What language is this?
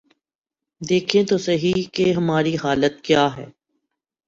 Urdu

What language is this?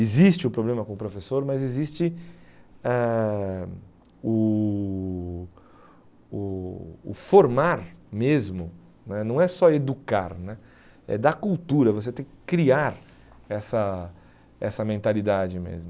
Portuguese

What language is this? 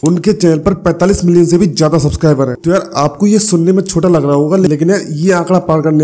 Hindi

